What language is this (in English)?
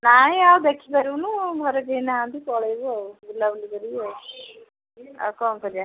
Odia